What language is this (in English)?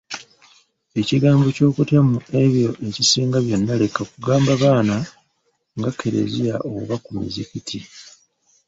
Ganda